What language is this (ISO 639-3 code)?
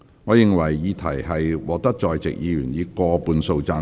yue